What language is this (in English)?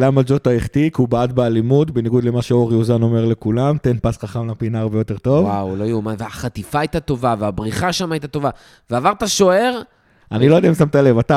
Hebrew